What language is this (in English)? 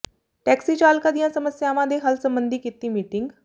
Punjabi